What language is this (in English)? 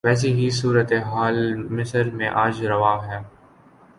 Urdu